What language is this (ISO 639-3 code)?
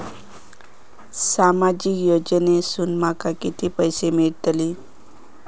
mar